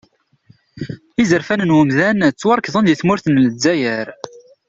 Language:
Kabyle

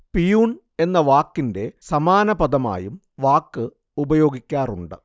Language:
Malayalam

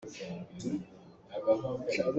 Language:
Hakha Chin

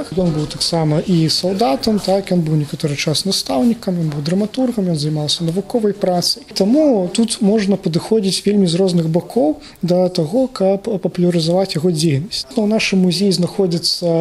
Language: Russian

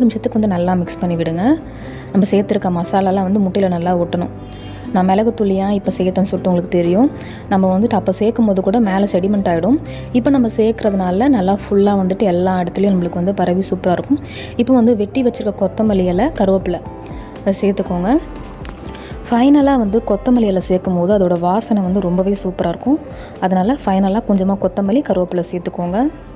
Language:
Arabic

